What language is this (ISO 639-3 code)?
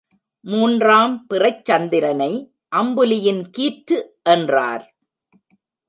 tam